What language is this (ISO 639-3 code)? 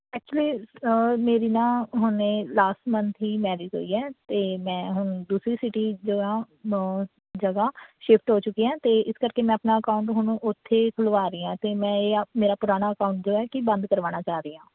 pan